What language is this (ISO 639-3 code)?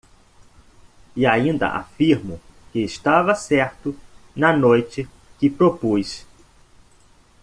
por